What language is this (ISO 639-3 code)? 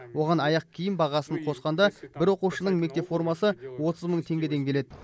kaz